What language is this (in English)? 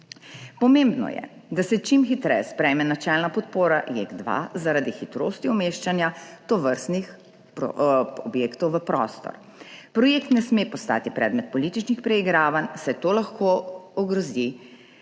Slovenian